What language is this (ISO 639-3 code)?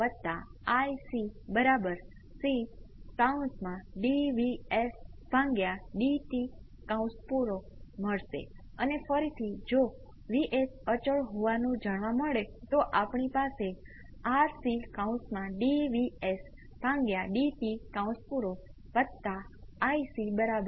guj